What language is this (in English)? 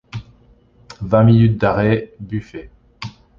French